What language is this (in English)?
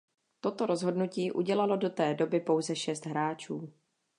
Czech